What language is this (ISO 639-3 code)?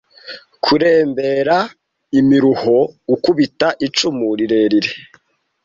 kin